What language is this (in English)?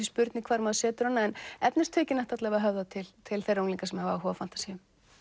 Icelandic